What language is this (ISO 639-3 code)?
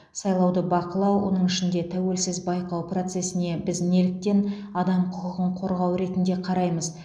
kaz